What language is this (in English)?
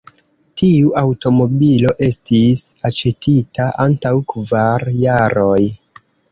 Esperanto